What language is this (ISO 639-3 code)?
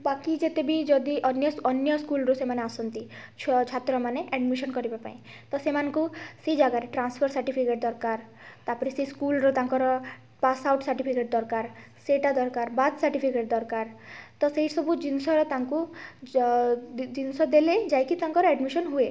ori